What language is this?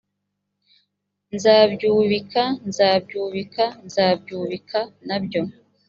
Kinyarwanda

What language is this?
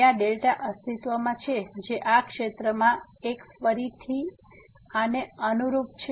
Gujarati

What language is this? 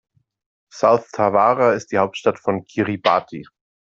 German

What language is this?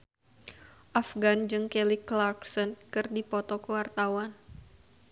Sundanese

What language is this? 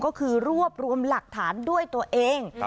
Thai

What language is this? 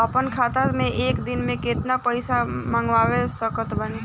Bhojpuri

